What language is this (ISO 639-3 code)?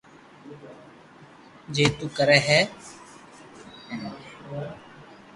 lrk